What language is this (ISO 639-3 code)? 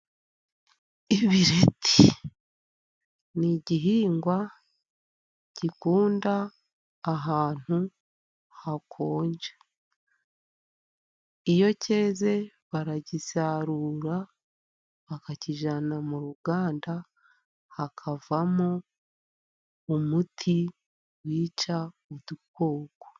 kin